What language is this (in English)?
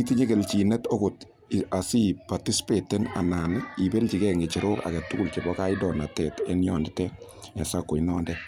Kalenjin